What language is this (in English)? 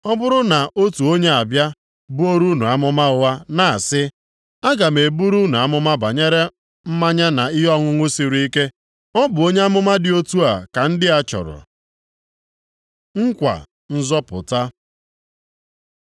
Igbo